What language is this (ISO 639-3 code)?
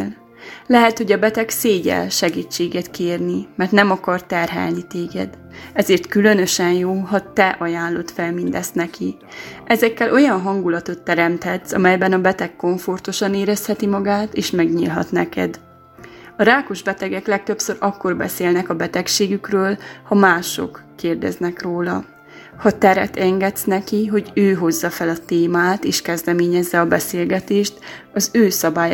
hun